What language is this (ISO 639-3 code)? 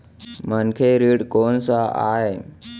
hne